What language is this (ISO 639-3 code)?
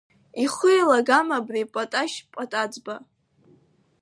abk